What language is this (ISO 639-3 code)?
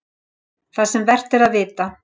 isl